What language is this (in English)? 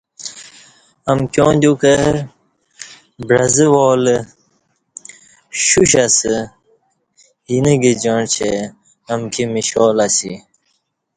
Kati